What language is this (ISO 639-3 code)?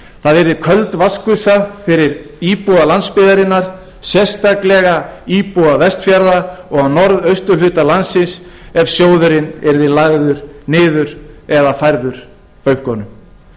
isl